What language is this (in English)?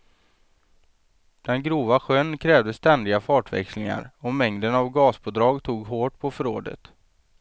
Swedish